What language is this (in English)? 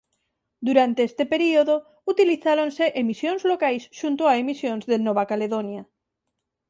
Galician